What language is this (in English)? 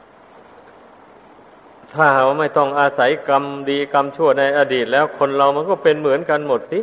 Thai